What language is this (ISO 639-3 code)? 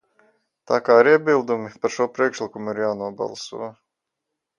lav